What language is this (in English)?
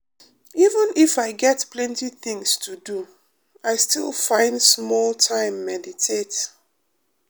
Nigerian Pidgin